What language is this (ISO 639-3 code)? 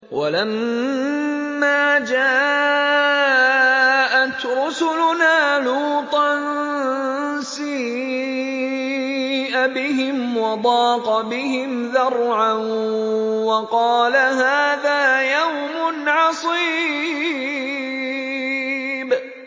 ara